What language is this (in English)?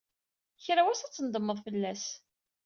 Kabyle